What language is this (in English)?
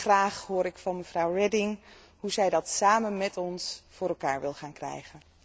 Dutch